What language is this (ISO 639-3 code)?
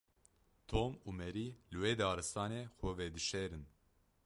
kur